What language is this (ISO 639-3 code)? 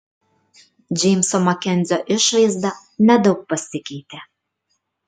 lit